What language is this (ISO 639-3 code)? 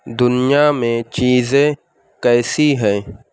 urd